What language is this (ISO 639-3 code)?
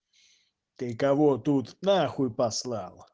rus